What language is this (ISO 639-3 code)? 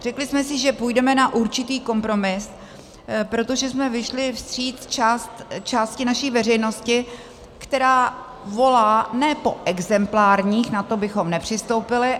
ces